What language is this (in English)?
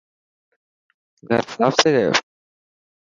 Dhatki